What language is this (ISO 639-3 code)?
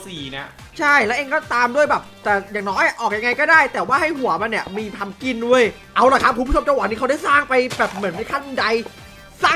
tha